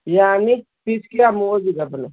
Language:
Manipuri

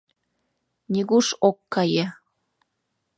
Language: Mari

